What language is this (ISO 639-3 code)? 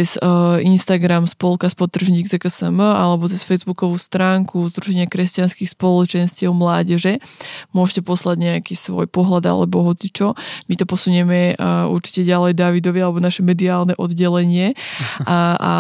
slk